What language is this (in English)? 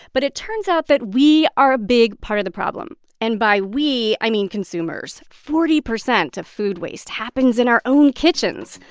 English